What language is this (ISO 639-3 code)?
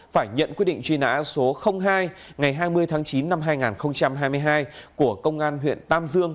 vie